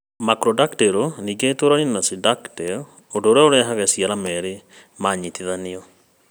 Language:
Kikuyu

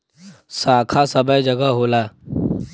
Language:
Bhojpuri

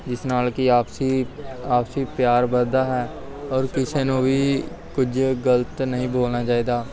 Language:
Punjabi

